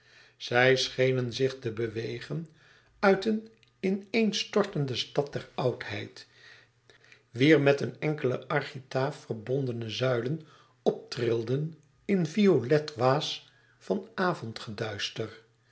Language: Dutch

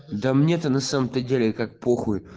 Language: Russian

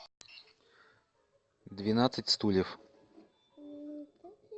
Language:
Russian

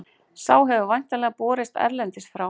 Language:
Icelandic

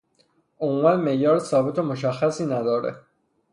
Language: Persian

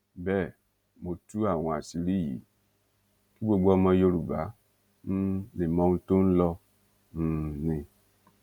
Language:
Yoruba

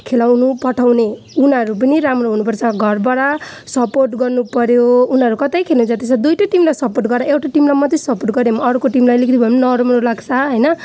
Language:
Nepali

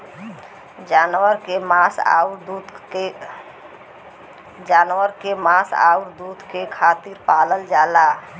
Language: Bhojpuri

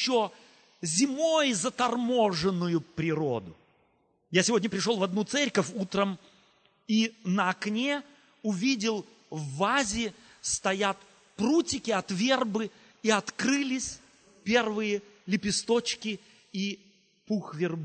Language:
Russian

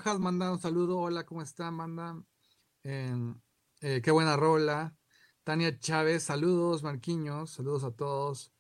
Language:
Spanish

